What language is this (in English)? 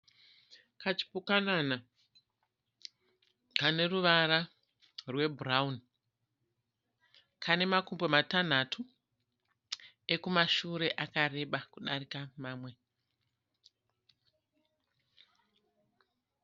Shona